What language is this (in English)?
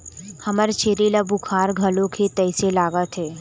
Chhattisgarhi